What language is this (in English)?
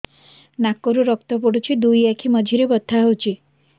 Odia